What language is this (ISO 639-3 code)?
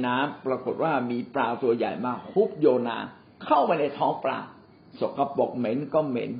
tha